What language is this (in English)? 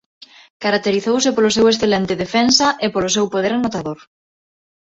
Galician